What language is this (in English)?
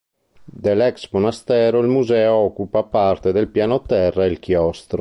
Italian